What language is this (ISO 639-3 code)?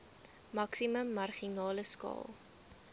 afr